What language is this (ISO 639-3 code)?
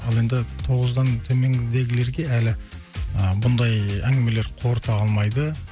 kaz